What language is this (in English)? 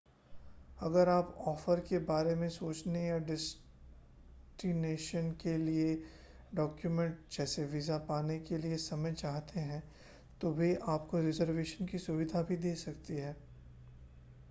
Hindi